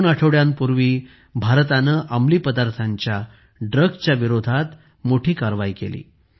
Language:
Marathi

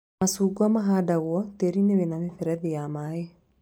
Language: Kikuyu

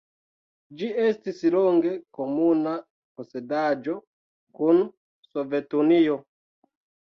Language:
Esperanto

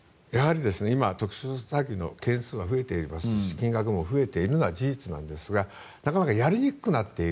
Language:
Japanese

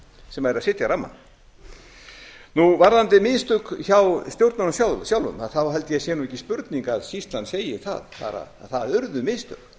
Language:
Icelandic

